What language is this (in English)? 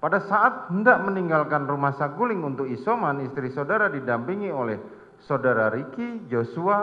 Indonesian